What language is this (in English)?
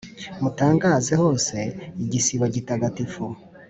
Kinyarwanda